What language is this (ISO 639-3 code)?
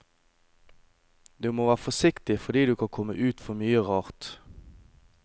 nor